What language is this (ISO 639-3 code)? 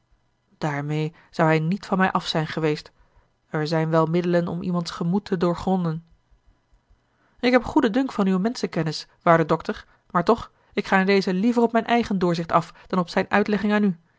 nld